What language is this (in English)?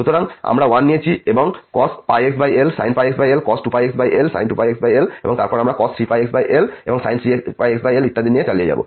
Bangla